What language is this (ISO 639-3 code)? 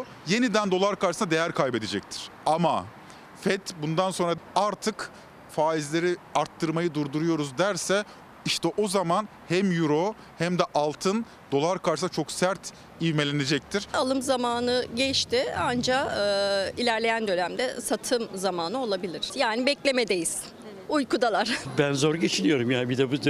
tur